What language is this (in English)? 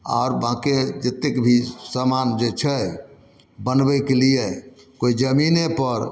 Maithili